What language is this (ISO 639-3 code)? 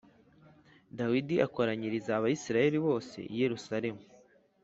kin